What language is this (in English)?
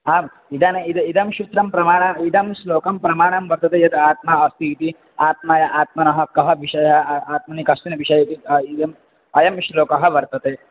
Sanskrit